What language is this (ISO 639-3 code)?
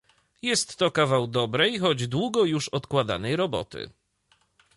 pol